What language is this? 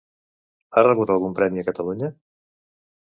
Catalan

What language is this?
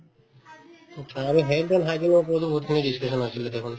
Assamese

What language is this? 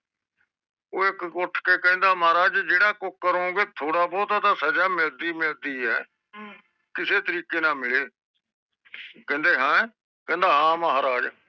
Punjabi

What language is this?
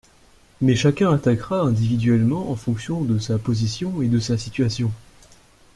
French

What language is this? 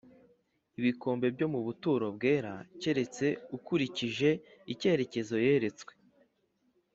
Kinyarwanda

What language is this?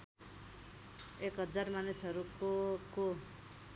Nepali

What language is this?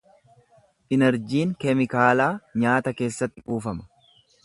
Oromo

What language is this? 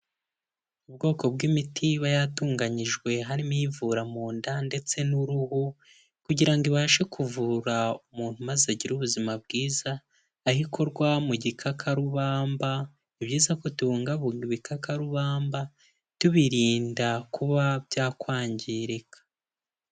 Kinyarwanda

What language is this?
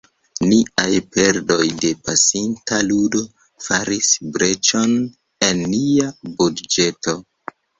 Esperanto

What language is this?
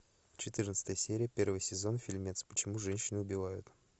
Russian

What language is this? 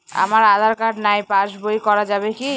Bangla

